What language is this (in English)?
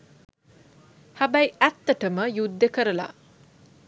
Sinhala